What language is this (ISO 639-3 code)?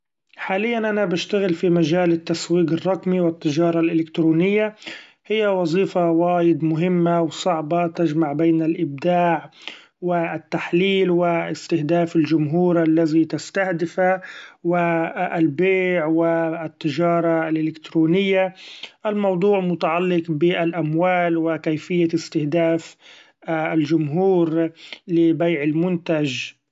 afb